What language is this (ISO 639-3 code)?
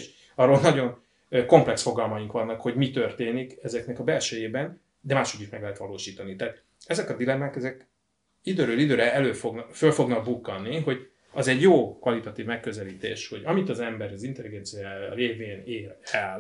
hun